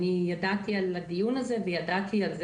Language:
Hebrew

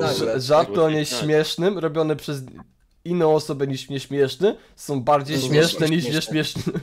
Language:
Polish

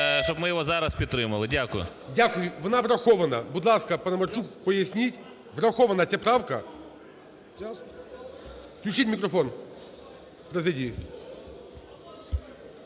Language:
Ukrainian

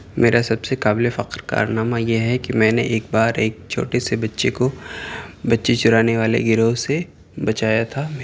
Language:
Urdu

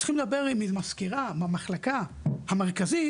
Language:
Hebrew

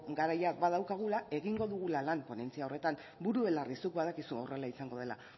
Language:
Basque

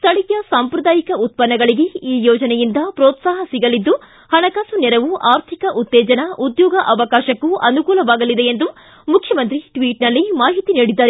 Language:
Kannada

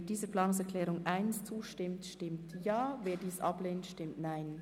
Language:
Swiss German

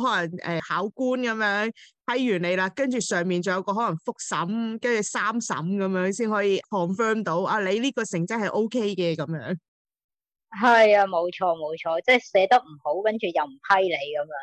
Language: Chinese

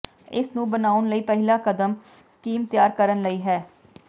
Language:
Punjabi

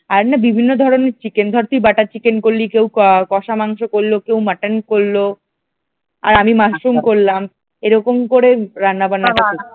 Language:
Bangla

